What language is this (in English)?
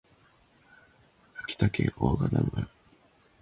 Japanese